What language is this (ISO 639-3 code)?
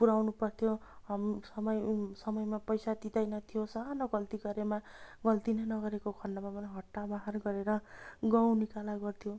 nep